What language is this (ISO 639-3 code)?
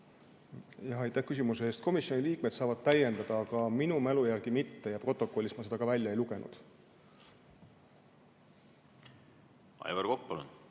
est